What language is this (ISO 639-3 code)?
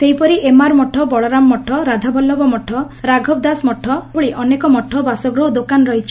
ori